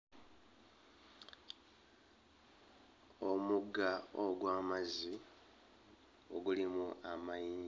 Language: Ganda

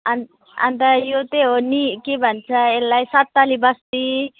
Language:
Nepali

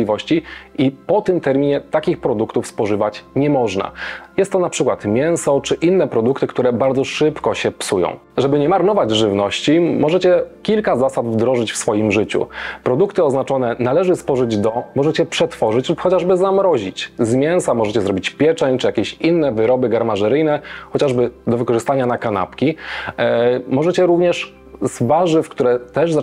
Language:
Polish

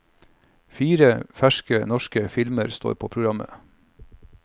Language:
Norwegian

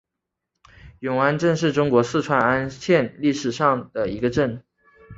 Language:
Chinese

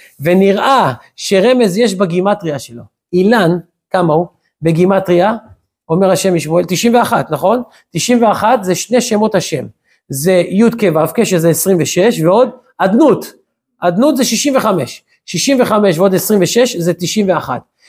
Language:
Hebrew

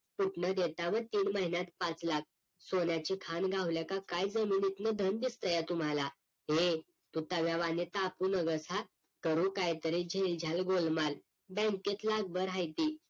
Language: Marathi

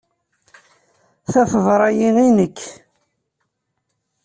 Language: Kabyle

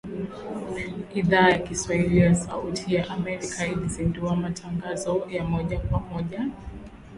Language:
Swahili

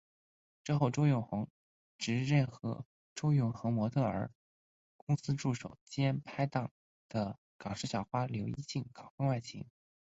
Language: Chinese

